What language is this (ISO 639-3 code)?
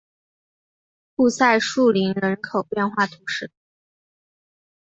zho